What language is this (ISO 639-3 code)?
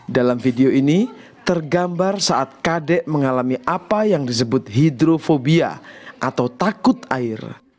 ind